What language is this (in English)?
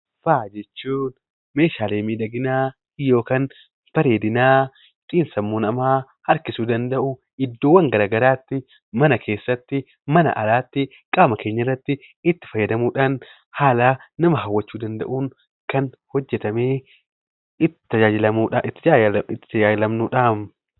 Oromo